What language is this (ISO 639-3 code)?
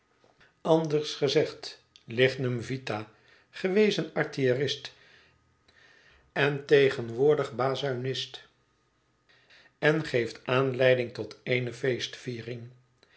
nld